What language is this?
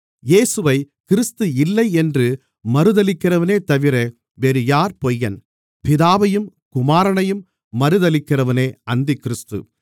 Tamil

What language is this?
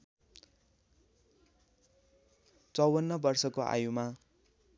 Nepali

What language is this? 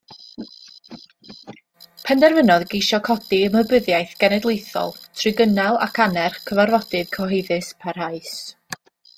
Welsh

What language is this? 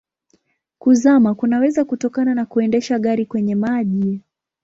Swahili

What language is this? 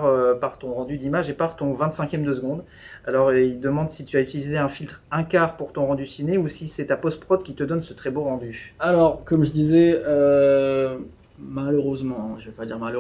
French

